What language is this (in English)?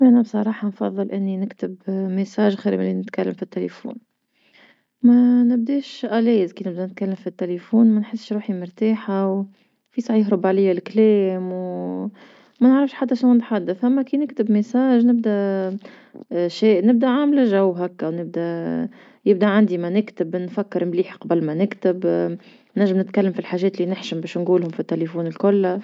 Tunisian Arabic